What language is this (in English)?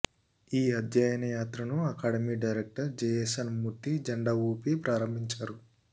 Telugu